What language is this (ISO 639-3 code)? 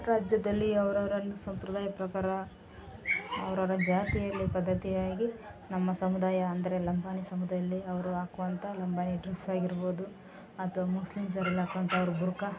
kan